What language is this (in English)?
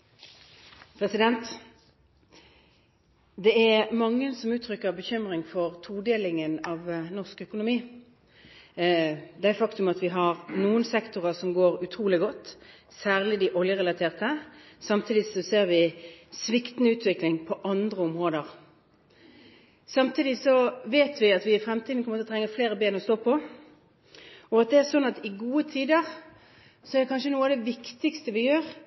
Norwegian Bokmål